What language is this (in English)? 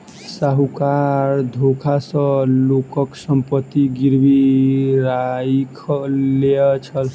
Maithili